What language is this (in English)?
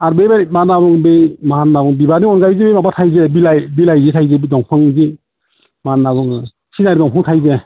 Bodo